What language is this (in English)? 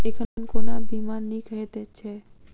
Maithili